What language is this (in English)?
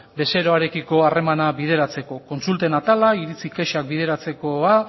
Basque